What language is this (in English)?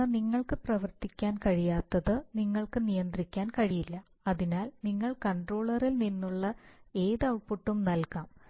Malayalam